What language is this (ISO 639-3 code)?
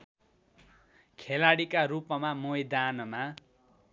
nep